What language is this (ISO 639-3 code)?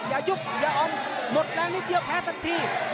tha